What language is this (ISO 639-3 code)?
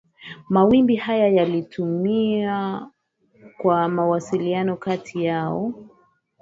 swa